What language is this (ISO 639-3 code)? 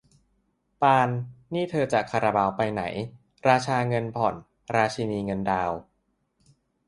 tha